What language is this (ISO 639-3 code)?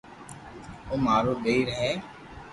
lrk